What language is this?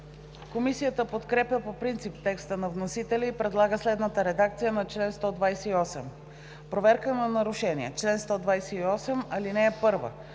Bulgarian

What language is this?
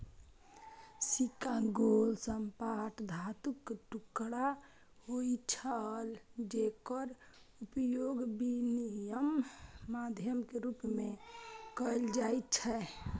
Maithili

